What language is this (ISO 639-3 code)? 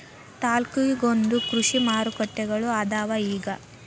kan